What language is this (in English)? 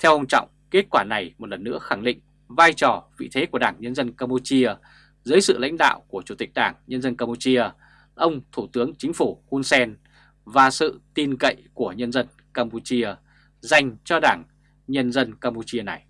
Vietnamese